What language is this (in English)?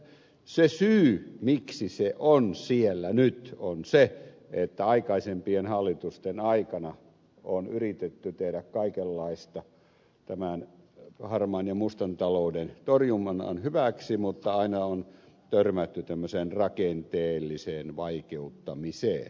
Finnish